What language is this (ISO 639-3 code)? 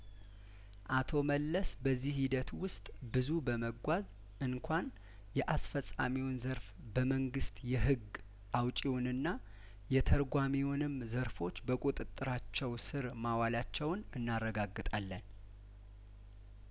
amh